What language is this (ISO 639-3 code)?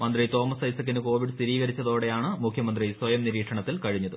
mal